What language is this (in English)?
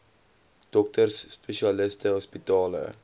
Afrikaans